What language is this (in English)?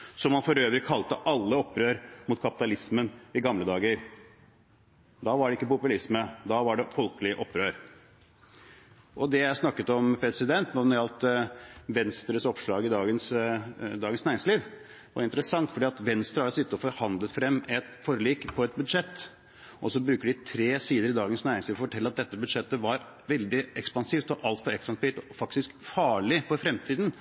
Norwegian Bokmål